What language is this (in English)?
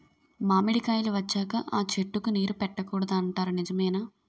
Telugu